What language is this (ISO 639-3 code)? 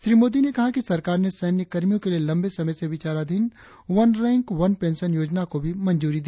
hin